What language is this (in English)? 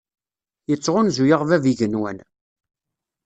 Kabyle